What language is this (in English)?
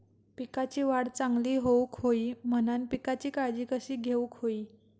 Marathi